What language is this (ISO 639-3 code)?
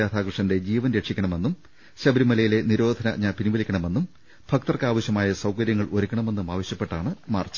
mal